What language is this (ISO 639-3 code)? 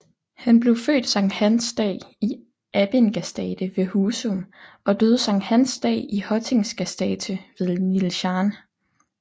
dan